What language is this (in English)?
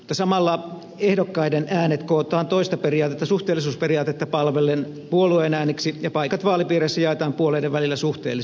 Finnish